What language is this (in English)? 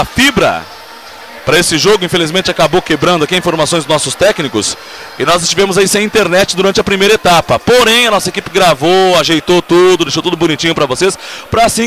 Portuguese